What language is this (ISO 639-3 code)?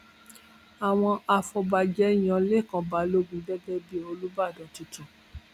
yor